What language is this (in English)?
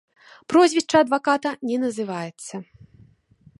Belarusian